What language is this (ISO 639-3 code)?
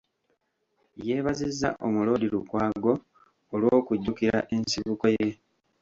lug